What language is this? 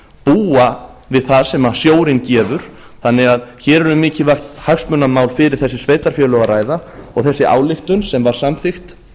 Icelandic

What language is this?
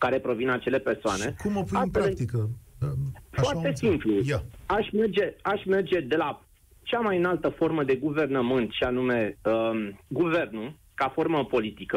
Romanian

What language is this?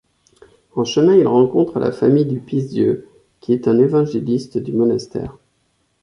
French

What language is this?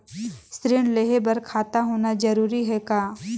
Chhattisgarhi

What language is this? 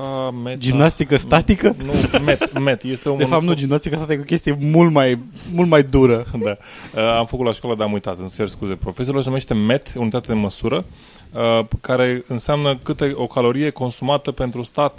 Romanian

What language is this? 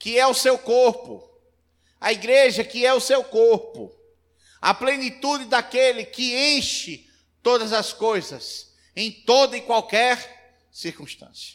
Portuguese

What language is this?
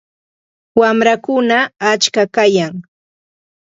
Santa Ana de Tusi Pasco Quechua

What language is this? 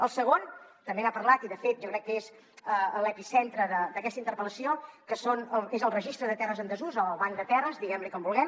Catalan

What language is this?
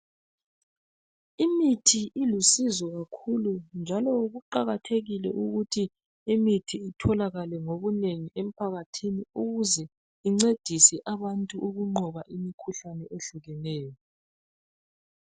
North Ndebele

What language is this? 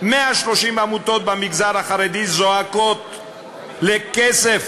Hebrew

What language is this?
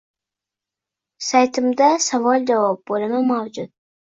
Uzbek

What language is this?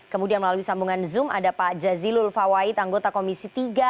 Indonesian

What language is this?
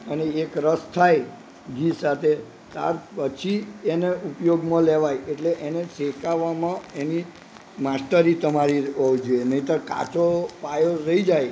Gujarati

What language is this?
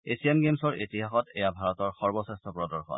Assamese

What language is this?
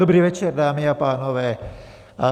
Czech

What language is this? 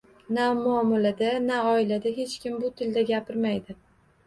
Uzbek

